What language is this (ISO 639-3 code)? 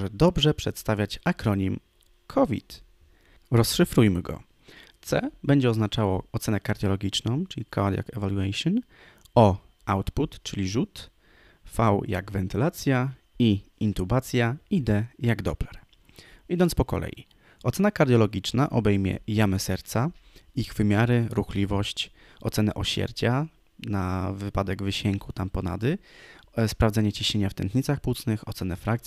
pol